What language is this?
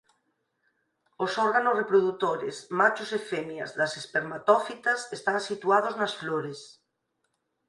Galician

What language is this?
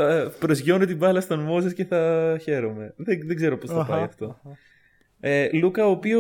Greek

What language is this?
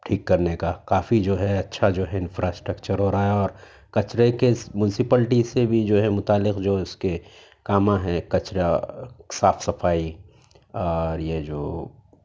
Urdu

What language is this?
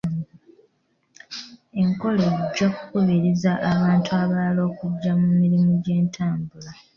Ganda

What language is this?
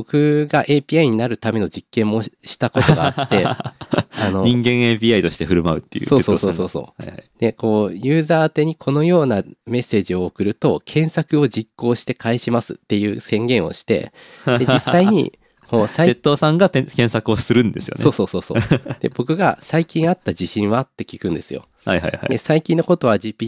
Japanese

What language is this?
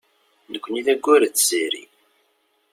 Kabyle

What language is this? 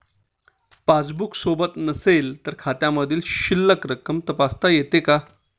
Marathi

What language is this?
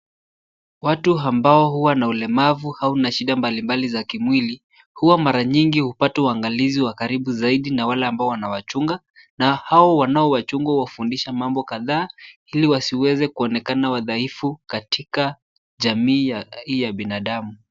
Swahili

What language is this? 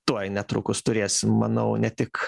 Lithuanian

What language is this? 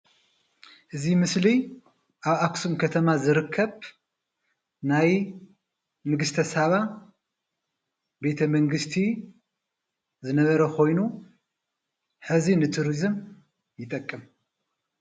Tigrinya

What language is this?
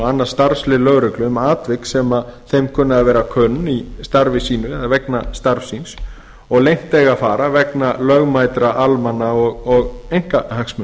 Icelandic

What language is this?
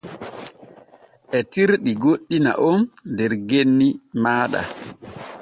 Borgu Fulfulde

